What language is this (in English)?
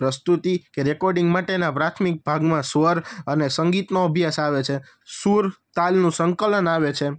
Gujarati